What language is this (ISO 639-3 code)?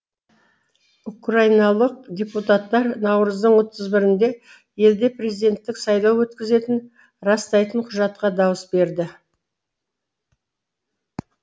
kaz